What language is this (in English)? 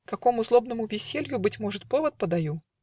Russian